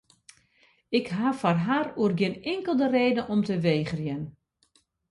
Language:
Western Frisian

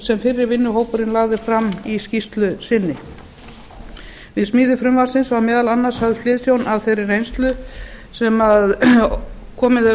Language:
Icelandic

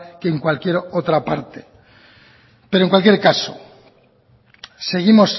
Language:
Spanish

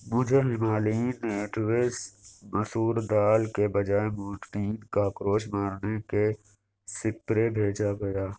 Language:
Urdu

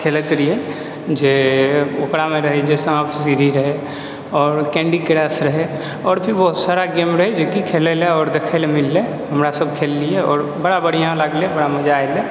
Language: Maithili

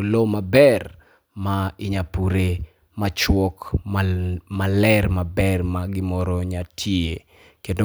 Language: Luo (Kenya and Tanzania)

